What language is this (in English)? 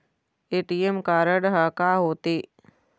Chhattisgarhi